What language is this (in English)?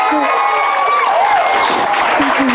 Thai